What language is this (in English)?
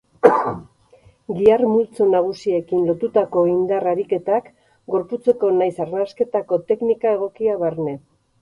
Basque